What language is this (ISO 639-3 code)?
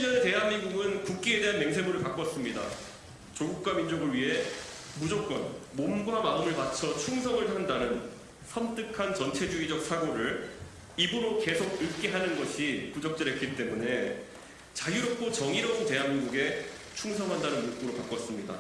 kor